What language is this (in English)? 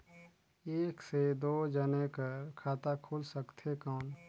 Chhattisgarhi